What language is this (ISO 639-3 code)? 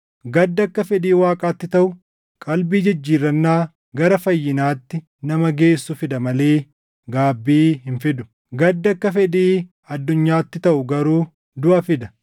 orm